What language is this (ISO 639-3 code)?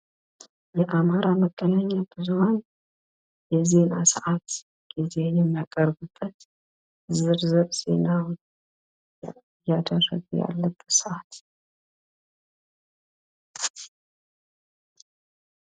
amh